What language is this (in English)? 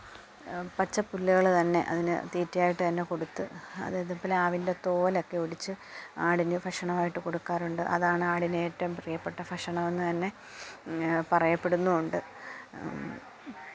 Malayalam